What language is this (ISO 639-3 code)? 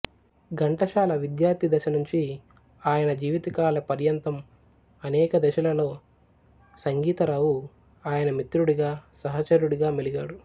tel